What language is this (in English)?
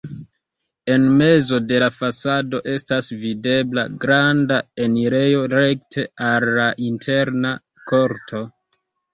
Esperanto